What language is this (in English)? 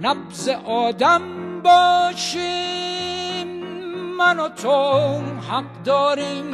Persian